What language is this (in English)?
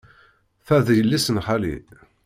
Kabyle